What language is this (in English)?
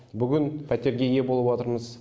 Kazakh